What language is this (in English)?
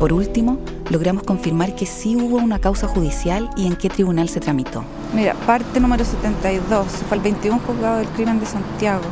Spanish